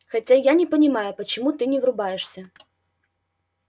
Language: Russian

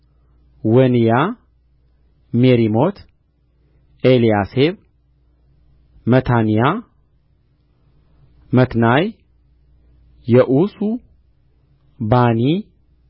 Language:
Amharic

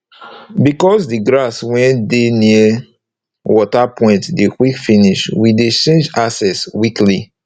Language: Nigerian Pidgin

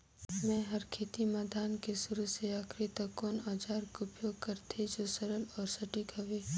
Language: Chhattisgarhi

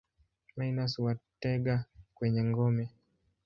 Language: Swahili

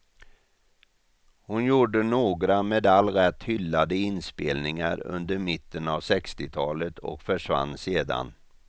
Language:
Swedish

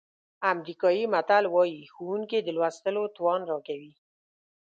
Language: Pashto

